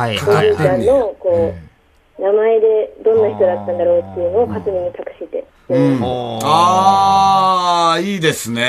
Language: Japanese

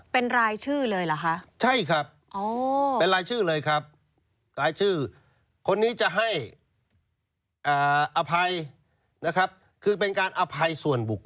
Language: Thai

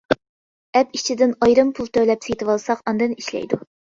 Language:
Uyghur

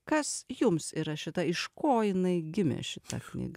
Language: Lithuanian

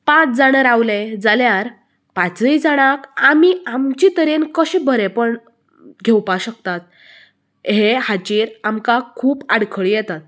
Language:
Konkani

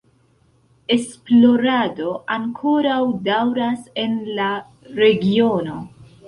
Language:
Esperanto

